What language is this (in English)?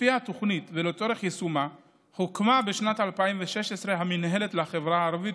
Hebrew